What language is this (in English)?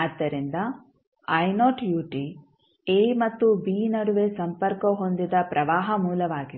Kannada